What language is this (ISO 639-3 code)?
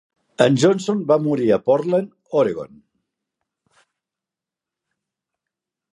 cat